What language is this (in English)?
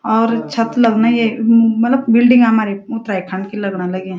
Garhwali